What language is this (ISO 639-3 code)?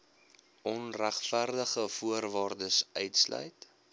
afr